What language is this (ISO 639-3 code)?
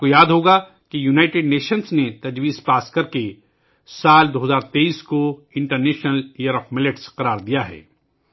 urd